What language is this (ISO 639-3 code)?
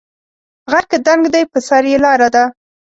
pus